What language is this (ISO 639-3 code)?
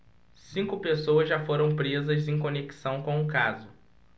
por